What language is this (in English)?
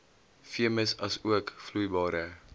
Afrikaans